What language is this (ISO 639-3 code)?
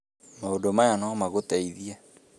kik